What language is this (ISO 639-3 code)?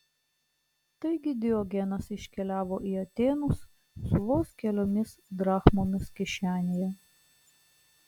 lit